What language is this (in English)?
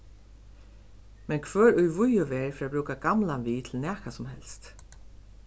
Faroese